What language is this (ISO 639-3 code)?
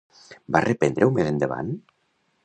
cat